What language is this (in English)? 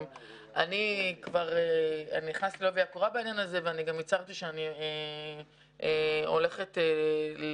Hebrew